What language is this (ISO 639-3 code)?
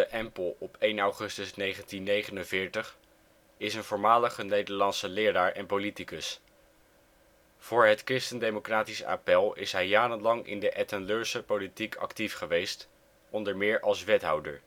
nld